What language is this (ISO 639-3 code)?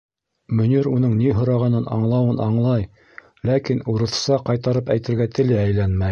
bak